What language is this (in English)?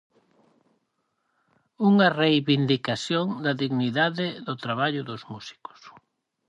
Galician